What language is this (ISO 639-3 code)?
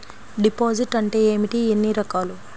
tel